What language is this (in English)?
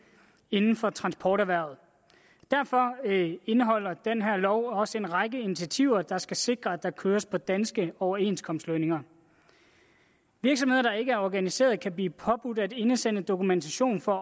Danish